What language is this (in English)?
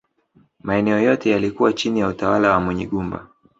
Swahili